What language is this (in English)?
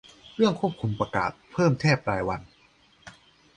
Thai